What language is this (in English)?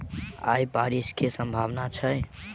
Maithili